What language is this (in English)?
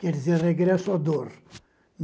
Portuguese